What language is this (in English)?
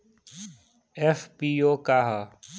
Bhojpuri